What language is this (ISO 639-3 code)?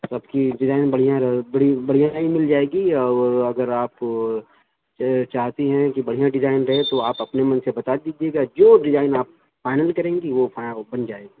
urd